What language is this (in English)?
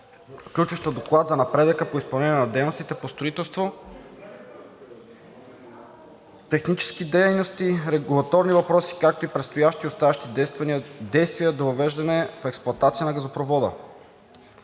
Bulgarian